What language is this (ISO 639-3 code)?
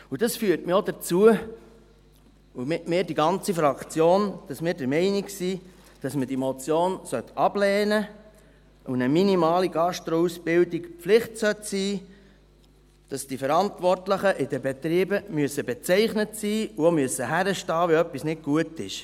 gsw